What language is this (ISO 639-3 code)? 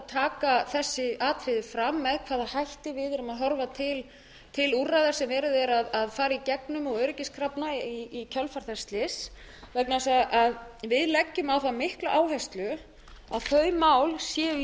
isl